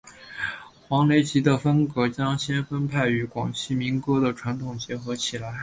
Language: Chinese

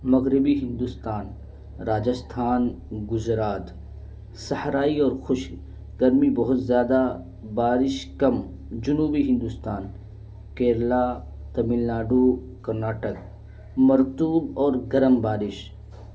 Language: Urdu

